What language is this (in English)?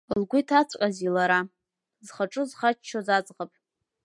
Abkhazian